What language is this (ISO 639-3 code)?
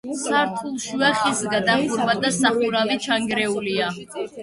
kat